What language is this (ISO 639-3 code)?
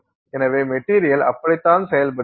tam